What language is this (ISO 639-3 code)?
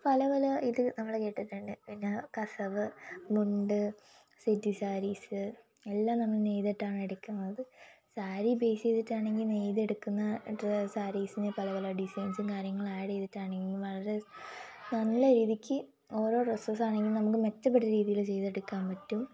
mal